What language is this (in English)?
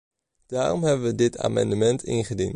Dutch